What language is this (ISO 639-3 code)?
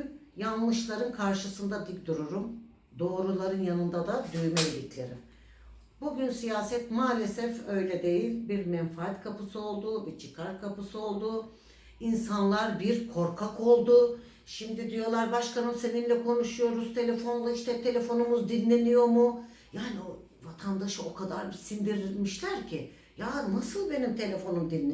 tur